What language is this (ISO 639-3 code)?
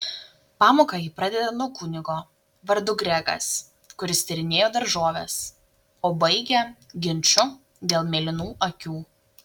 lit